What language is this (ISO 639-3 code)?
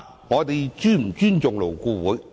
yue